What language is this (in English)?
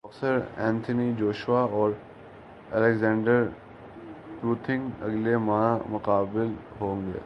Urdu